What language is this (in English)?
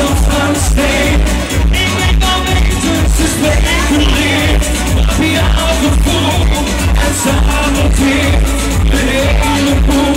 Romanian